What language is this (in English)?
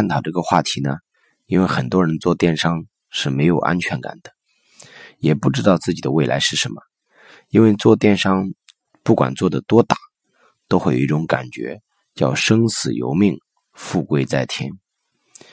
Chinese